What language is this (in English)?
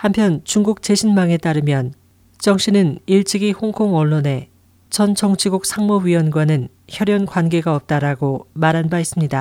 Korean